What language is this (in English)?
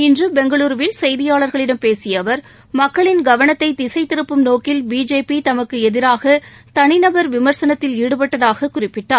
Tamil